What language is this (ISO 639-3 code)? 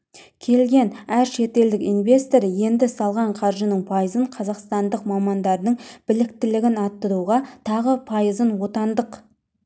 kaz